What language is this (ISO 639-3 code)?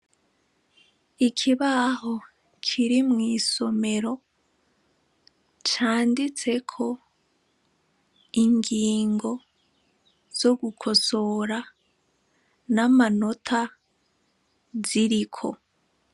run